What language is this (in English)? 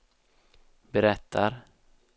Swedish